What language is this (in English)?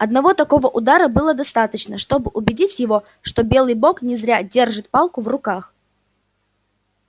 Russian